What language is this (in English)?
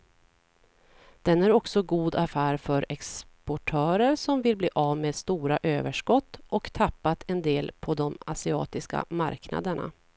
Swedish